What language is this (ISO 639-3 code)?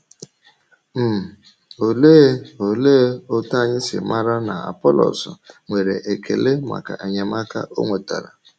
ibo